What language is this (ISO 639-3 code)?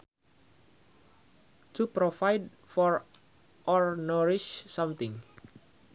sun